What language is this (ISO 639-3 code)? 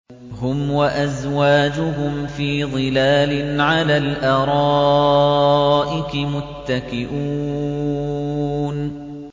ara